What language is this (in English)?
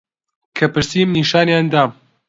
Central Kurdish